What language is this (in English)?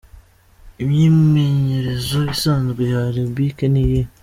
Kinyarwanda